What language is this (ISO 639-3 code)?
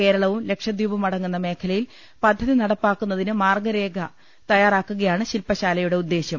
mal